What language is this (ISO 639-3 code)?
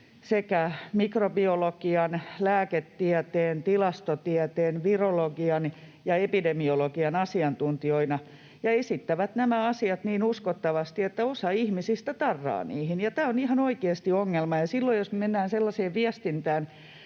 fin